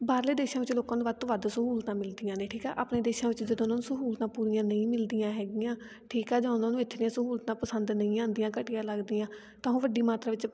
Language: Punjabi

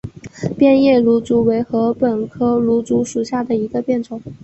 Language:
Chinese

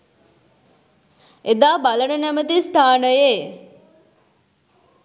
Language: Sinhala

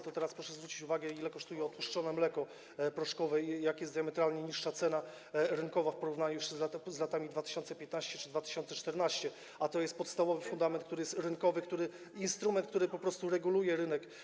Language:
Polish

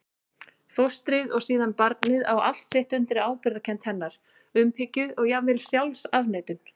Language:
Icelandic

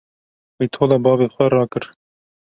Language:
Kurdish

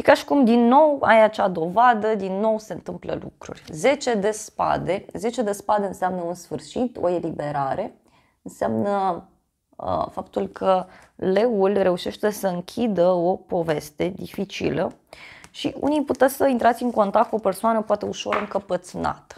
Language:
Romanian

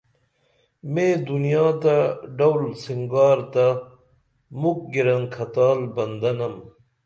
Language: Dameli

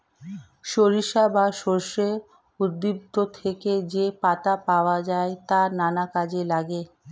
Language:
Bangla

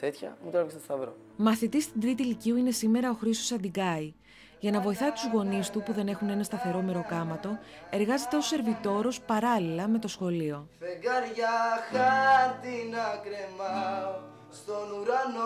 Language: Greek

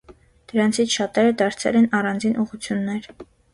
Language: Armenian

